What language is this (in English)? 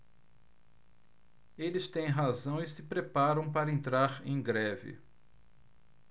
Portuguese